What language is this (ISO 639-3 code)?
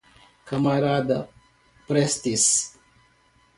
por